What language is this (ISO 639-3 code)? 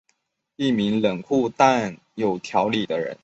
zho